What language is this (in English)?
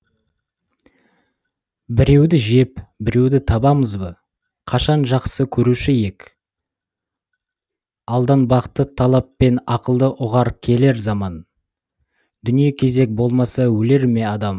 Kazakh